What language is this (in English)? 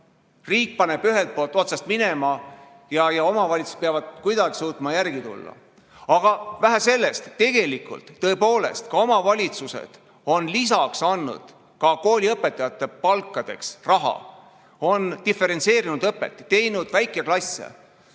Estonian